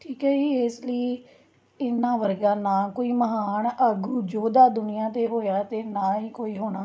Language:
Punjabi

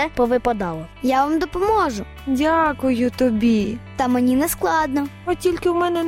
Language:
Ukrainian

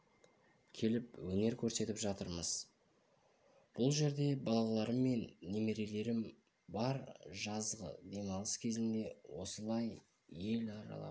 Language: Kazakh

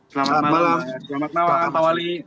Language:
Indonesian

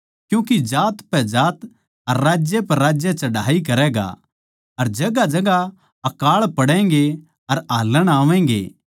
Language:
Haryanvi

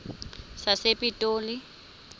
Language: Xhosa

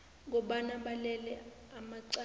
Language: South Ndebele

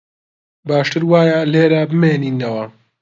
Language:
Central Kurdish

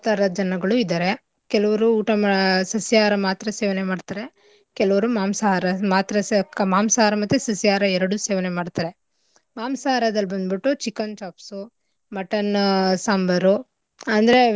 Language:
Kannada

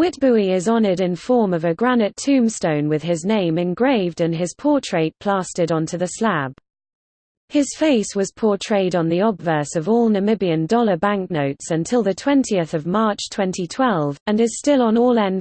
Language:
English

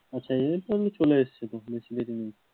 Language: Bangla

